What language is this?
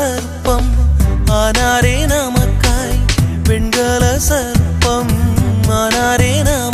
Tamil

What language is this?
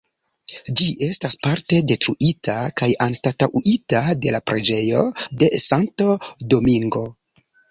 Esperanto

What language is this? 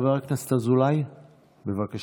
Hebrew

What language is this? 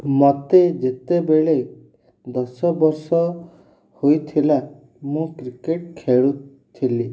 Odia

